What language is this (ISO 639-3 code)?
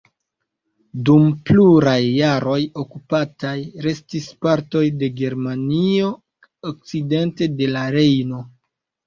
epo